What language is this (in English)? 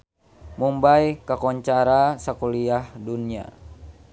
Sundanese